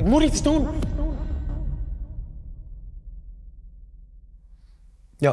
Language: Dutch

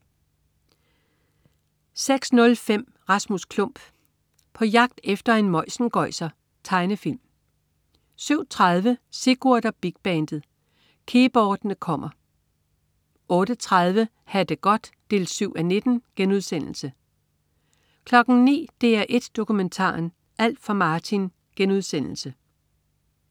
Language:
Danish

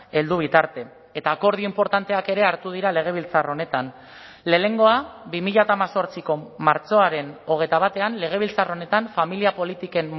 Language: Basque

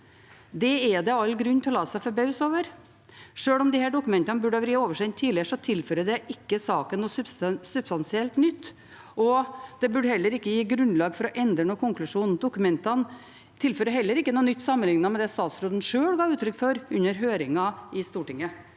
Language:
Norwegian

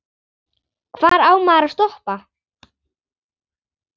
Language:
Icelandic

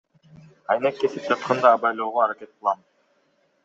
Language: Kyrgyz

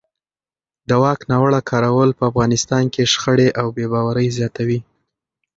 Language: Pashto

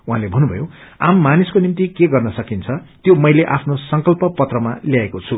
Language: Nepali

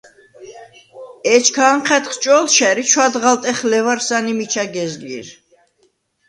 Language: Svan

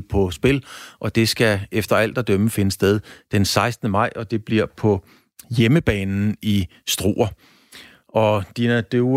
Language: Danish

